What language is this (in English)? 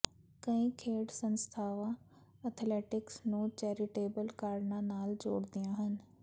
Punjabi